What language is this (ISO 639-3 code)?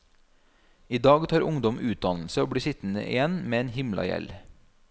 nor